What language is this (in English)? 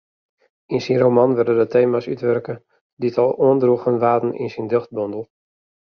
Western Frisian